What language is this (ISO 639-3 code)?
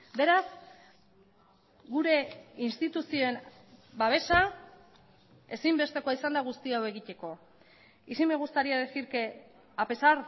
eus